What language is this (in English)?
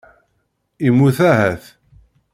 Kabyle